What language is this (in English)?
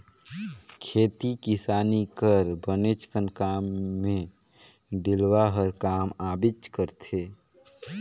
Chhattisgarhi